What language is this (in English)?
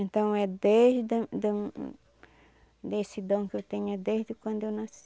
Portuguese